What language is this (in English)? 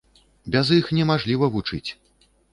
Belarusian